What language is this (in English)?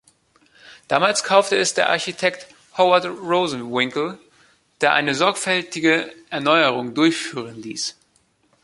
German